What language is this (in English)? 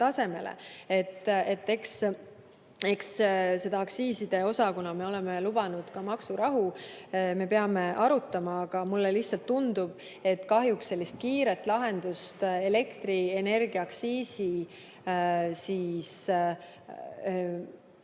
Estonian